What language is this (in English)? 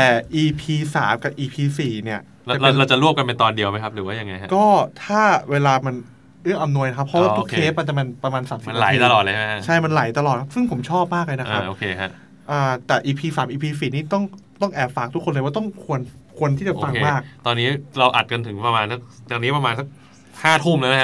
Thai